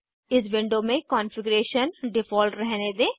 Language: Hindi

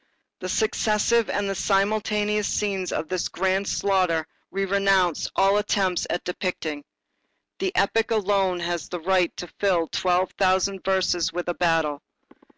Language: English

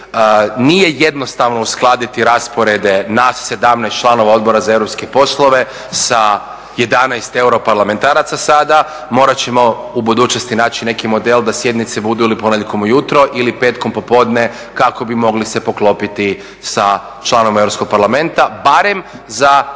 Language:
Croatian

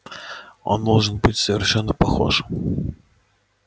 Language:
Russian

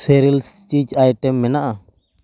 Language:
Santali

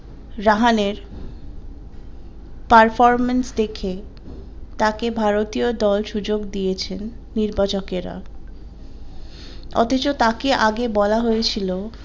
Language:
Bangla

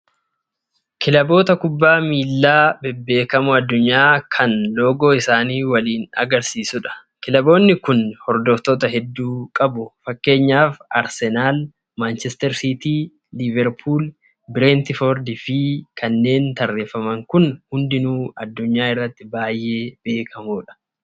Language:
Oromo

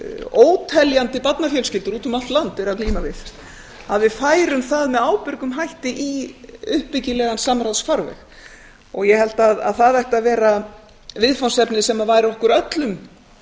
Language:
Icelandic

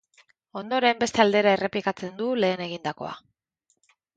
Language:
Basque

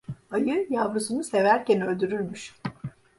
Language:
Turkish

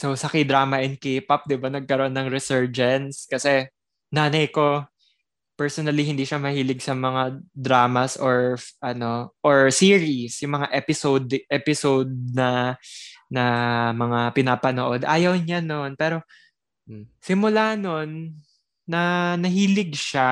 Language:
Filipino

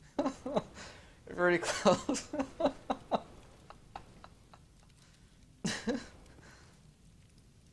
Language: English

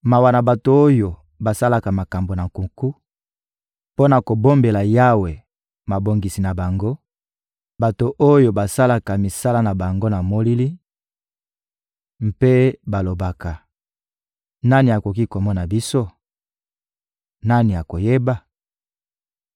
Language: Lingala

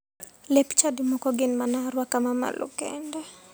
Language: Luo (Kenya and Tanzania)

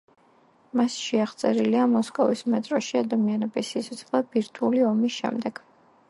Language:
Georgian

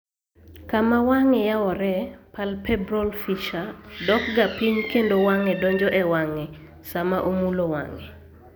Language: Luo (Kenya and Tanzania)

